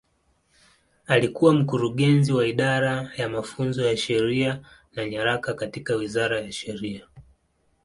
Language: Swahili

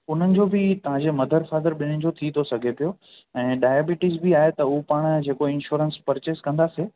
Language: Sindhi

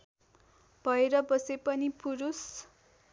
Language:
Nepali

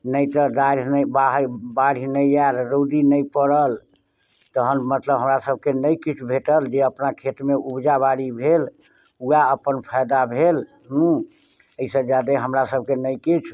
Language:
Maithili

